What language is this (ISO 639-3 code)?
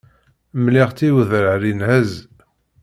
kab